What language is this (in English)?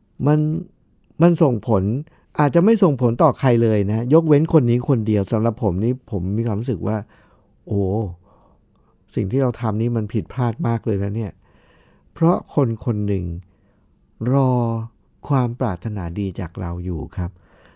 Thai